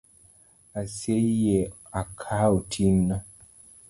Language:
Luo (Kenya and Tanzania)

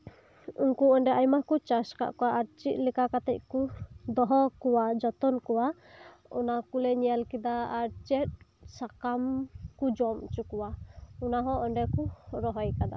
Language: Santali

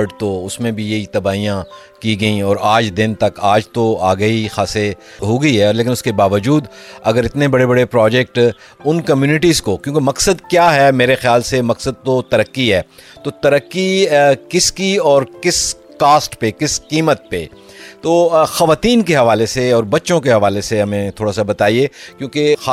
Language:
Urdu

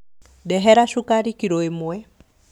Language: Kikuyu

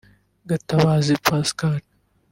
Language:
Kinyarwanda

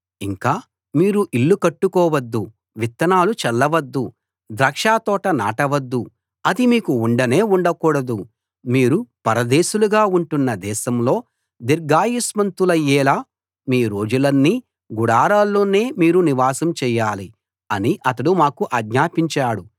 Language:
Telugu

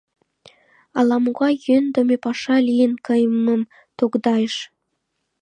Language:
Mari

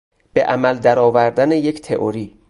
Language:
Persian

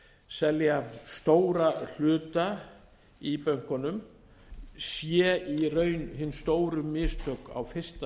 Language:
Icelandic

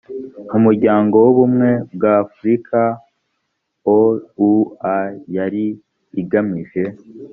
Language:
Kinyarwanda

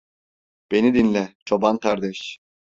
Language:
Turkish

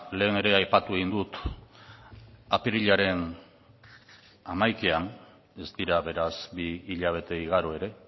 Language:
Basque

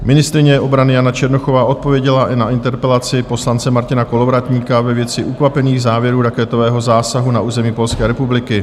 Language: Czech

